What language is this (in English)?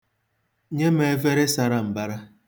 Igbo